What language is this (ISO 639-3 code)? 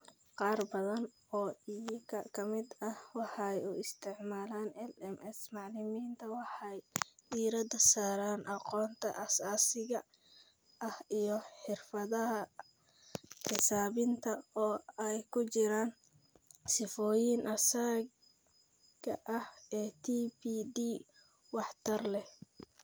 som